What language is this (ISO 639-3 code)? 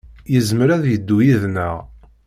kab